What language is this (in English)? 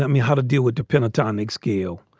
English